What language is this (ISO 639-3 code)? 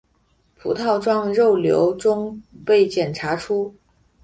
zho